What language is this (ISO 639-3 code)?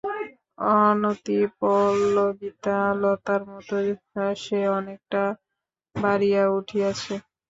ben